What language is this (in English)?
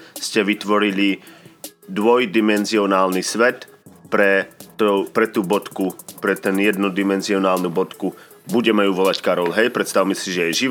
Slovak